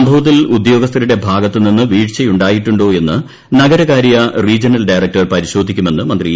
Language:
Malayalam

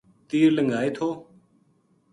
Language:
Gujari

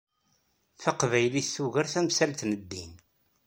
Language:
Kabyle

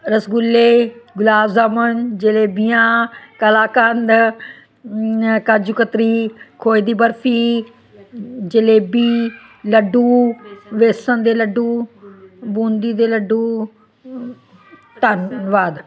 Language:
Punjabi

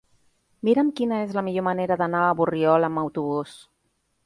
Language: Catalan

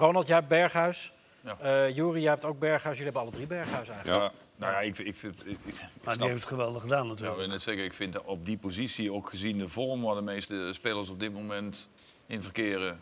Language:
Dutch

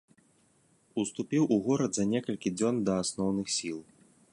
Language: Belarusian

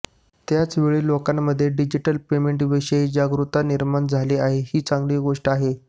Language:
Marathi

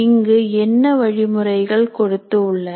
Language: Tamil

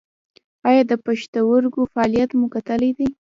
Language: Pashto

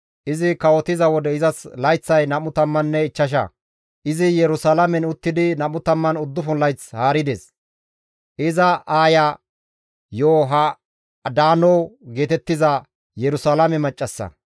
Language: Gamo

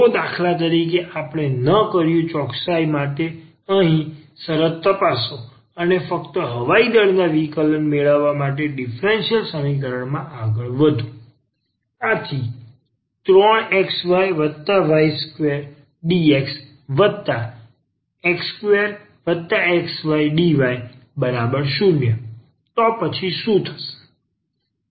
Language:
Gujarati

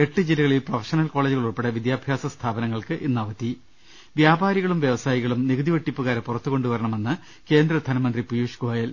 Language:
Malayalam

